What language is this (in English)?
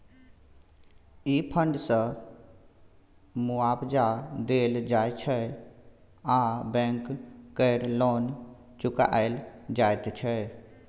Maithili